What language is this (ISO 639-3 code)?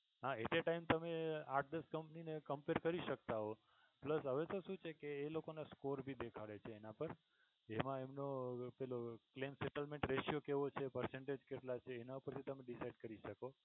guj